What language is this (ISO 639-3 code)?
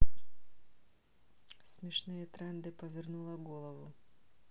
rus